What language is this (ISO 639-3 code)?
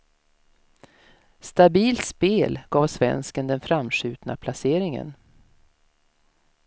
swe